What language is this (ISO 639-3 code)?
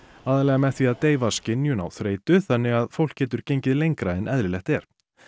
isl